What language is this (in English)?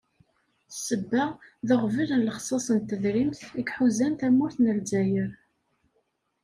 Kabyle